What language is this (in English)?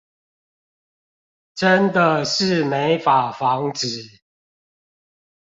Chinese